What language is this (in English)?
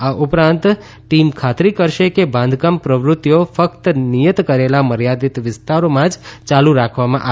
Gujarati